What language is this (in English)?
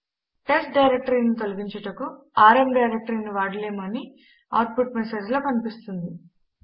Telugu